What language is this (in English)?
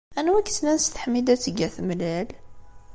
Kabyle